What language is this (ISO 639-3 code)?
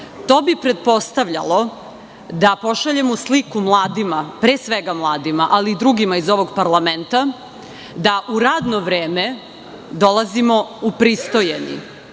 srp